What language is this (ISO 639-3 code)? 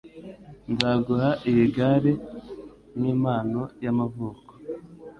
kin